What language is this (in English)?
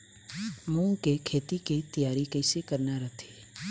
Chhattisgarhi